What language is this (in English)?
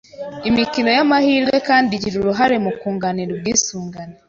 Kinyarwanda